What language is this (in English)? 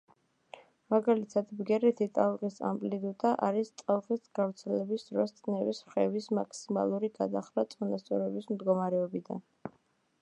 Georgian